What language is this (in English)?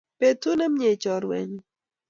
Kalenjin